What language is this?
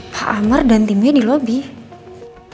Indonesian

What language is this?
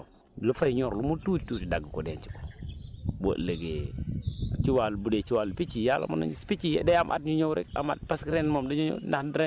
Wolof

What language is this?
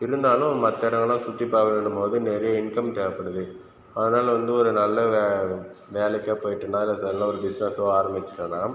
Tamil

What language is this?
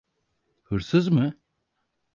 Turkish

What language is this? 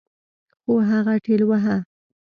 Pashto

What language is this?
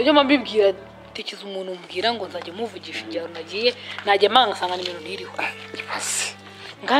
Romanian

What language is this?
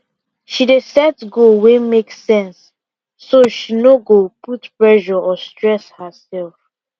Nigerian Pidgin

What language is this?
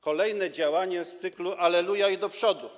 Polish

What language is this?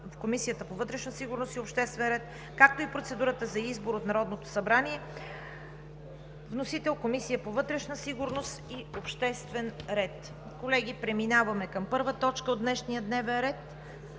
Bulgarian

